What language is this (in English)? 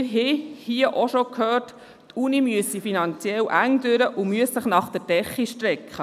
Swiss German